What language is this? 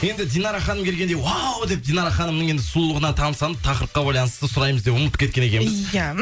Kazakh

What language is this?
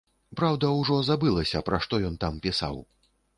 Belarusian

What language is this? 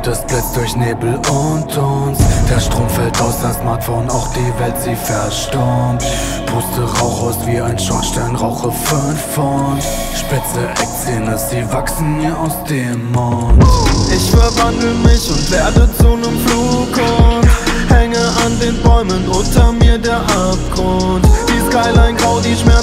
French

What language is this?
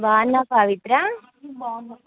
Telugu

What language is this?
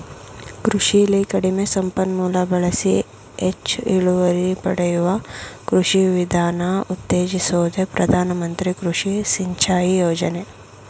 Kannada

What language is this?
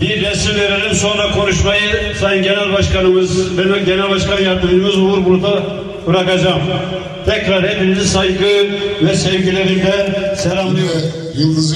Turkish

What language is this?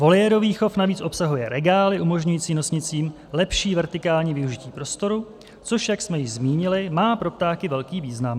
Czech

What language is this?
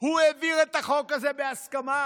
Hebrew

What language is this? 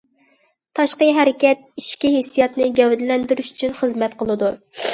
Uyghur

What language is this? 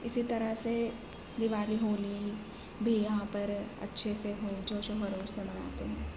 Urdu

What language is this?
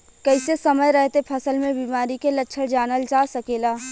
Bhojpuri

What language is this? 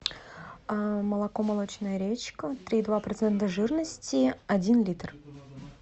Russian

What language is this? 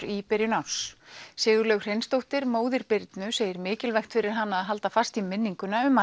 Icelandic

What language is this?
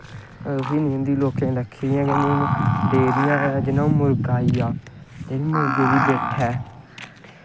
Dogri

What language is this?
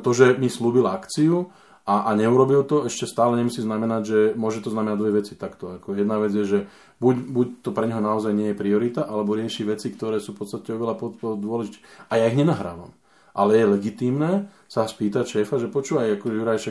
Slovak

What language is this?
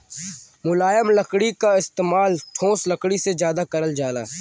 Bhojpuri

